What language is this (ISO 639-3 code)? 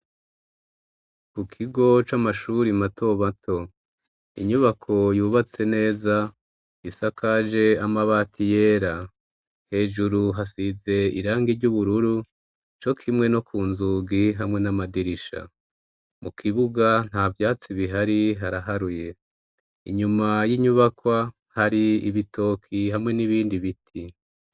run